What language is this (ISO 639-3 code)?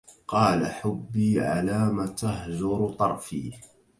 ara